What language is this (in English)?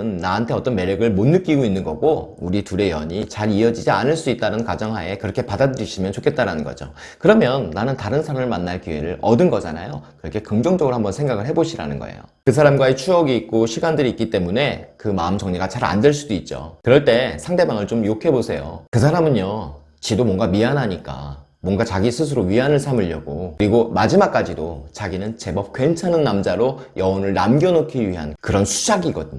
Korean